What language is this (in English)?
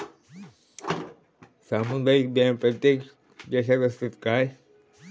Marathi